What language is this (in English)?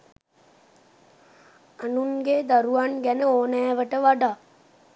Sinhala